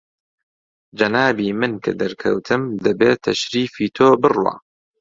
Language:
Central Kurdish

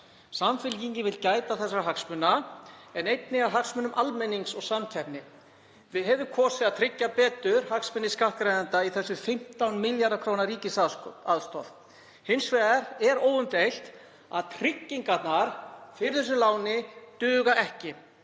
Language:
Icelandic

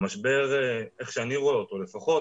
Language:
Hebrew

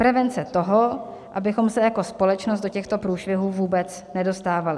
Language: Czech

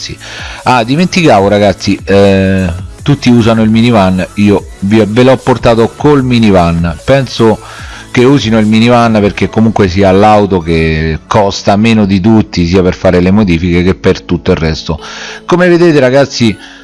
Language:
Italian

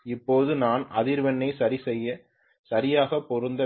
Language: Tamil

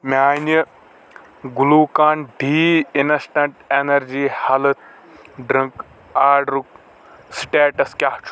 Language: Kashmiri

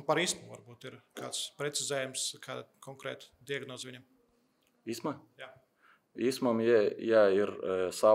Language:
Latvian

